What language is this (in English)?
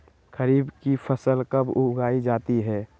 Magahi